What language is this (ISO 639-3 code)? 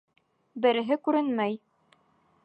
bak